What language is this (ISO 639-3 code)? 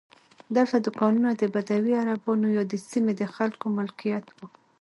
pus